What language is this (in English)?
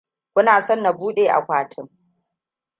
Hausa